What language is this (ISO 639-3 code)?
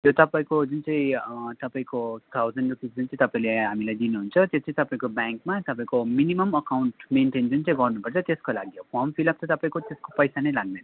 nep